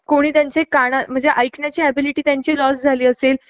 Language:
Marathi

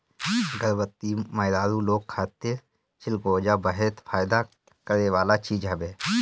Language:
Bhojpuri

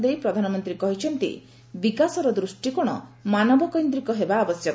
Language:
Odia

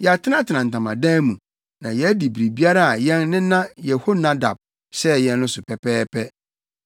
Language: Akan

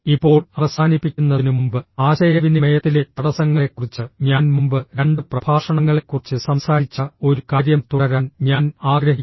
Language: Malayalam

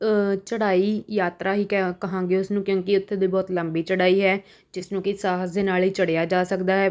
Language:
Punjabi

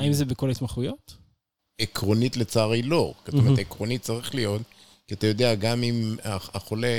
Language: Hebrew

